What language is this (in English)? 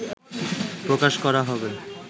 Bangla